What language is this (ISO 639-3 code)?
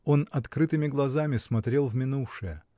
rus